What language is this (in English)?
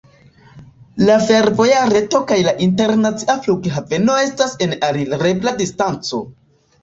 Esperanto